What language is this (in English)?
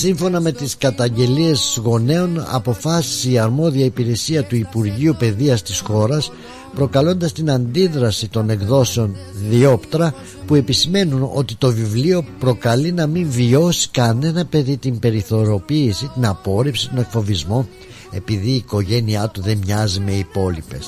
Greek